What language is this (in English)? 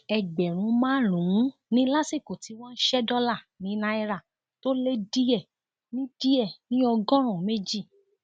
Yoruba